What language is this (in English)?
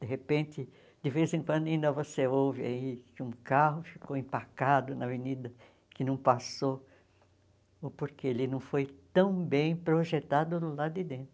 Portuguese